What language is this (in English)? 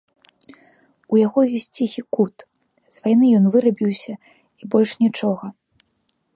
Belarusian